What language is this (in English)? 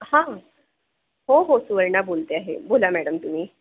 Marathi